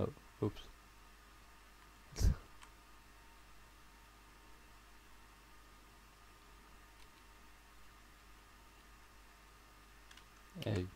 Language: Dutch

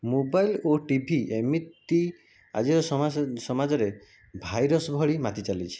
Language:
Odia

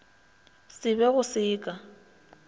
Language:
Northern Sotho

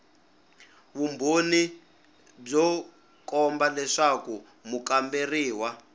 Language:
Tsonga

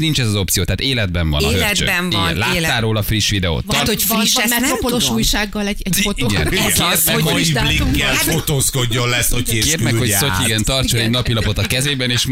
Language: Hungarian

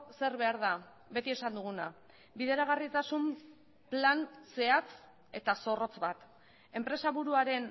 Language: Basque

